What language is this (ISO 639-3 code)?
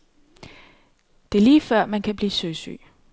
dan